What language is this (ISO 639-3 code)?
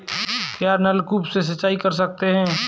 hin